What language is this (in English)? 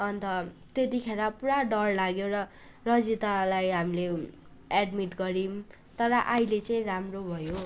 Nepali